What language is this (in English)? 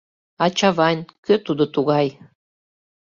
Mari